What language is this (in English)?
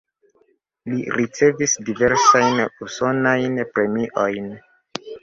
Esperanto